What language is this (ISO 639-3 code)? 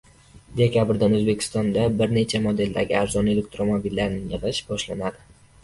uzb